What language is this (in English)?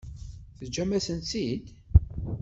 Kabyle